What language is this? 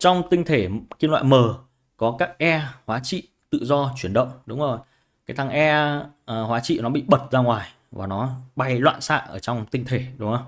Vietnamese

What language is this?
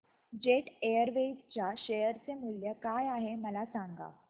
Marathi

